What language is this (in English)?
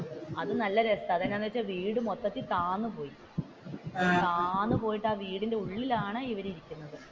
Malayalam